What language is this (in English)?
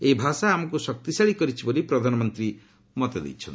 Odia